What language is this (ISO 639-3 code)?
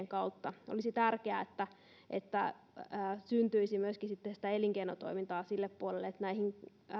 fin